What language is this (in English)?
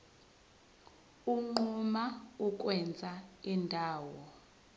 Zulu